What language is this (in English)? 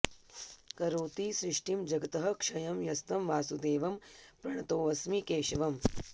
Sanskrit